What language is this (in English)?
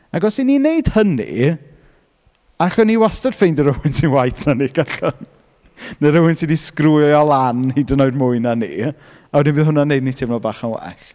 Welsh